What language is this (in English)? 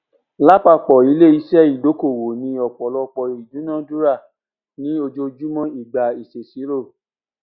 Yoruba